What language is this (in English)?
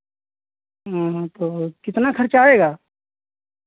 Hindi